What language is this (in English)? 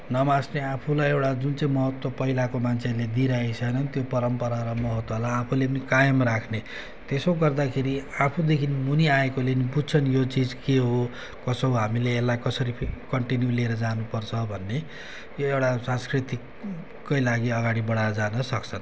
Nepali